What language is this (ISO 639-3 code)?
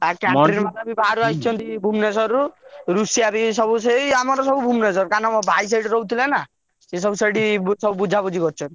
ori